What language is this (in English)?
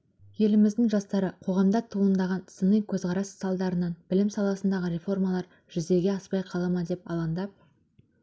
Kazakh